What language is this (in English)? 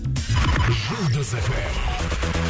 Kazakh